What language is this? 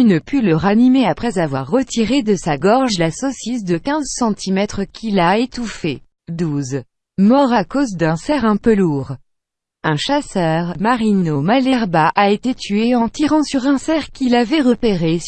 French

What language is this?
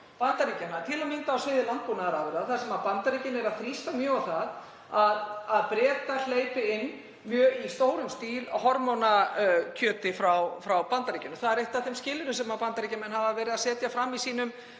Icelandic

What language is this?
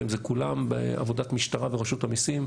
Hebrew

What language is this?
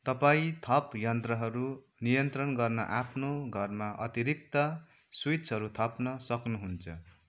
Nepali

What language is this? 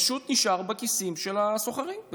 Hebrew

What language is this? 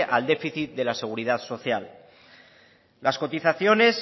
Spanish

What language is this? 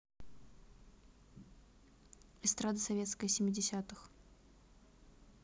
Russian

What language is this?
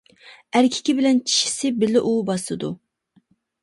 Uyghur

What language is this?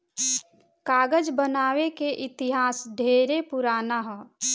Bhojpuri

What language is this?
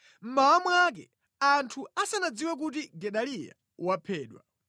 Nyanja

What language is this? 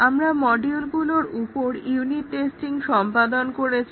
Bangla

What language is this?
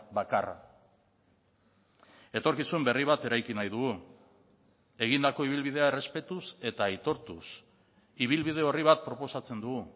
Basque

